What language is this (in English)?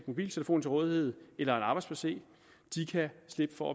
Danish